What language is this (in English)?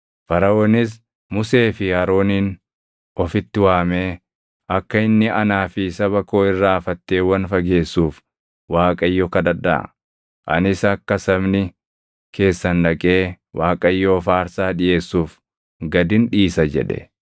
Oromo